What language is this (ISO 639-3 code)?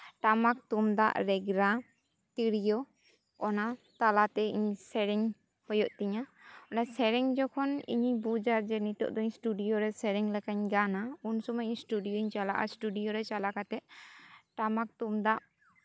sat